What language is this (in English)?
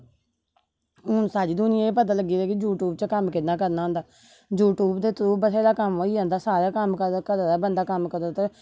Dogri